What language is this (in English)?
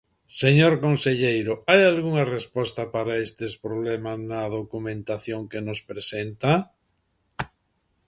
Galician